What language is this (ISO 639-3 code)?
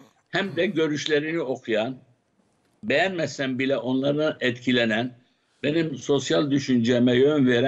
tur